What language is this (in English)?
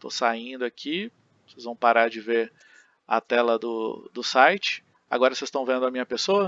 Portuguese